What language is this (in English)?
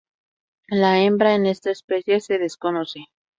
Spanish